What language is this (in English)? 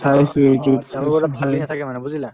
Assamese